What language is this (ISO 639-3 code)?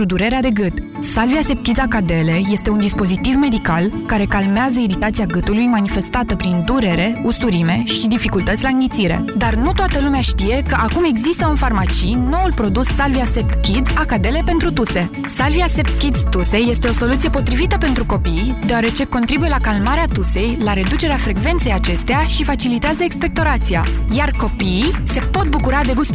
ron